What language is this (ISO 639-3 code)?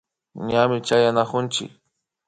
qvi